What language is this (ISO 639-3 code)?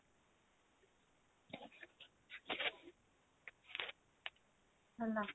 ori